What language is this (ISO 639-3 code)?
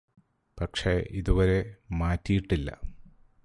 mal